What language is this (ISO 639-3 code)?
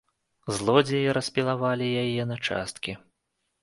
bel